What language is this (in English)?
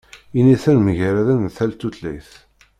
Kabyle